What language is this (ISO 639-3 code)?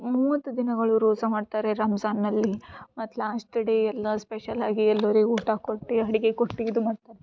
kan